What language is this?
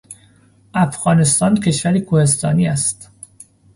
Persian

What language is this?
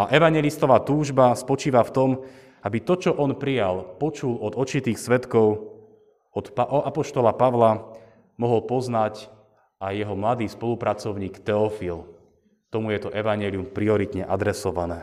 Slovak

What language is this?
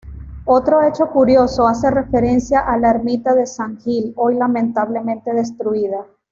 Spanish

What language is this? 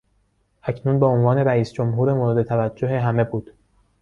Persian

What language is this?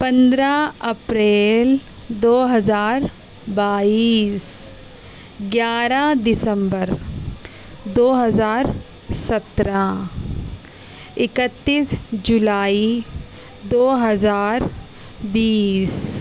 Urdu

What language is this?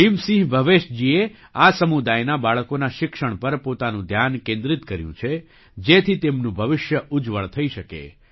Gujarati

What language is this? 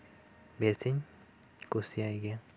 Santali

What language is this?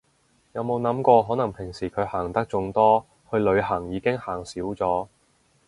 Cantonese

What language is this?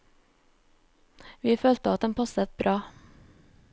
Norwegian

